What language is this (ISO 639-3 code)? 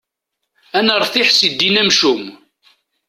kab